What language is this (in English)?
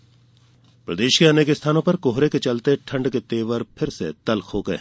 Hindi